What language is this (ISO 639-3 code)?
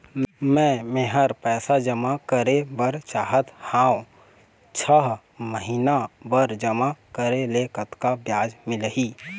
hne